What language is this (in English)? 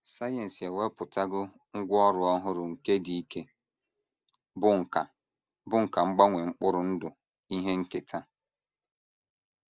Igbo